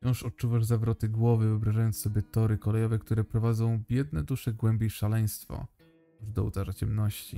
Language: Polish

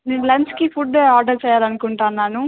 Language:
Telugu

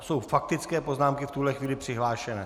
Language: Czech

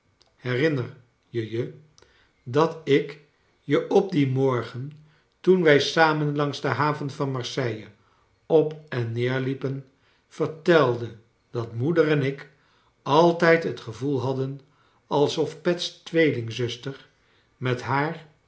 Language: Dutch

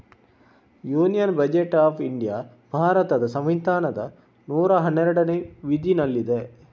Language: Kannada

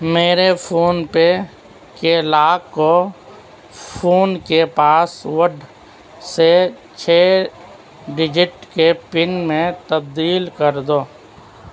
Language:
Urdu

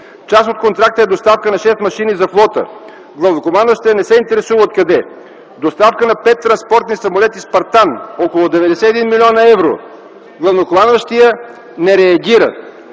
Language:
Bulgarian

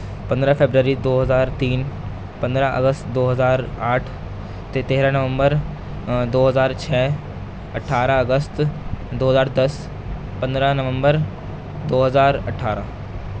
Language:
Urdu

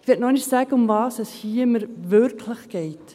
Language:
Swiss German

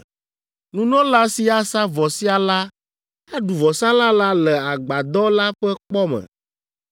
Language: Ewe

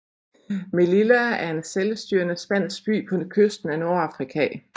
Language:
Danish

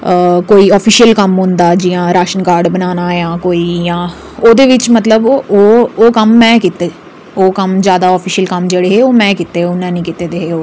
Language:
Dogri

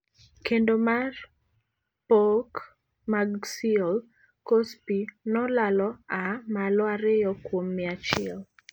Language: Luo (Kenya and Tanzania)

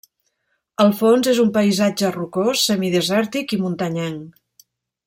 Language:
Catalan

